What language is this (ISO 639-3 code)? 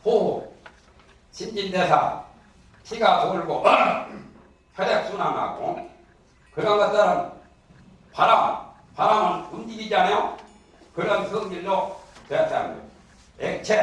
kor